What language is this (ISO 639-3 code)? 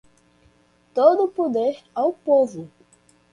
por